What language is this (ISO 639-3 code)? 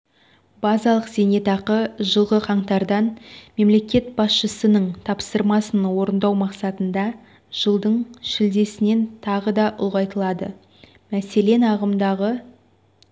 kaz